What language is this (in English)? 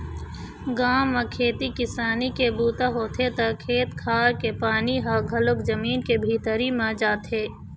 Chhattisgarhi